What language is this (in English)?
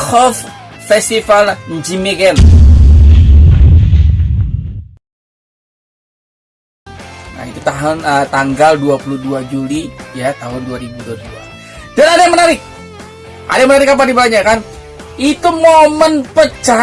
Indonesian